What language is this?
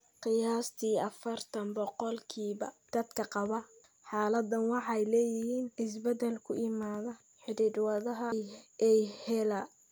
Somali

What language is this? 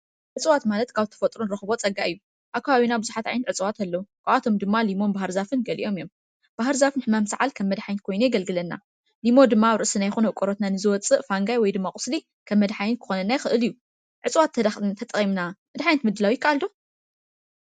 Tigrinya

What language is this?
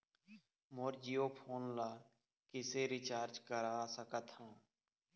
Chhattisgarhi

